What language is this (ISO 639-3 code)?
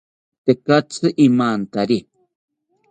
cpy